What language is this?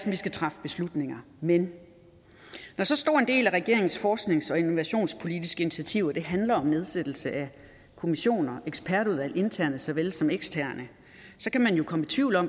Danish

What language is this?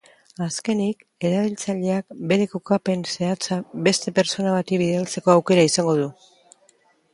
Basque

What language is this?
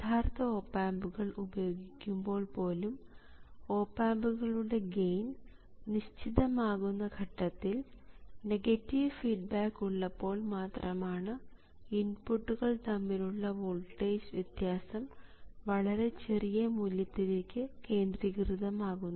Malayalam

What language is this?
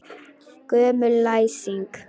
Icelandic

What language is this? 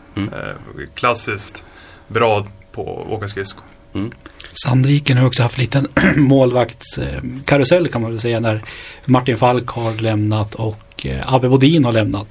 Swedish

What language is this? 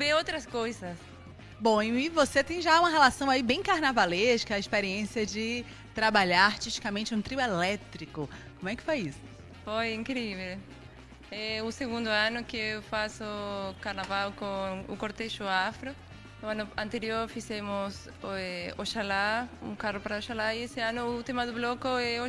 Portuguese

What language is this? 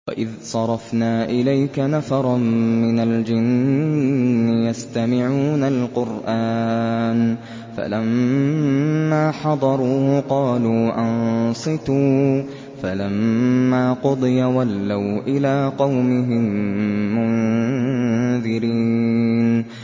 Arabic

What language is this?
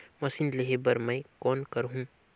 Chhattisgarhi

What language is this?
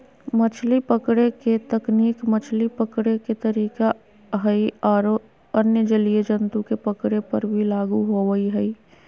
Magahi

